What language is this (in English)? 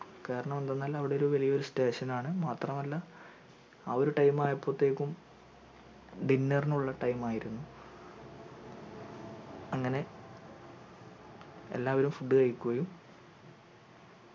Malayalam